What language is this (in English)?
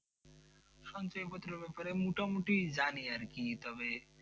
Bangla